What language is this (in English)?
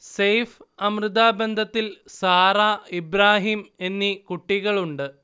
Malayalam